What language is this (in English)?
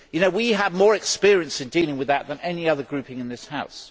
English